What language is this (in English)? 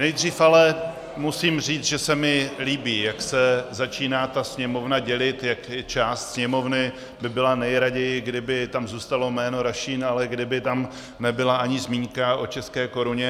Czech